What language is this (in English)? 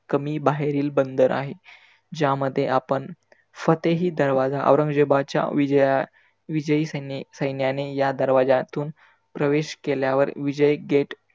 Marathi